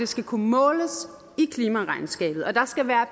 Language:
Danish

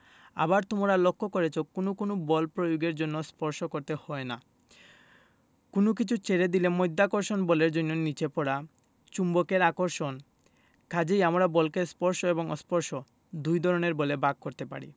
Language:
Bangla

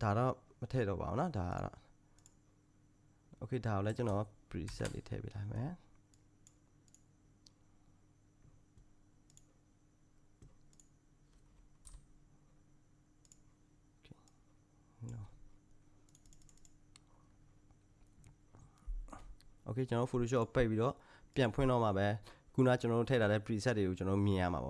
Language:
Korean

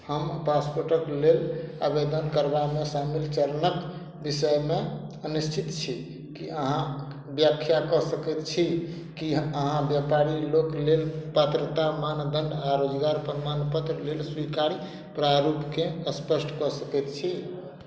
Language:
Maithili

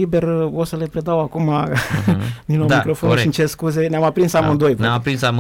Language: Romanian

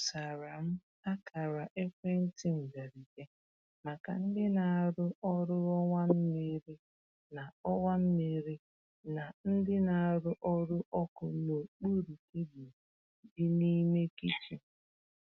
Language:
Igbo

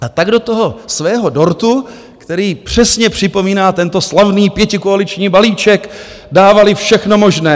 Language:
Czech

